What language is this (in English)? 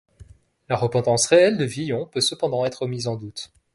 French